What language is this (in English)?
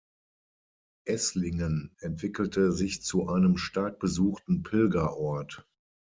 German